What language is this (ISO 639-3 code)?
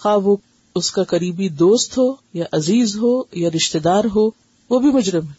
urd